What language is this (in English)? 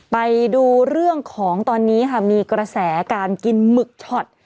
Thai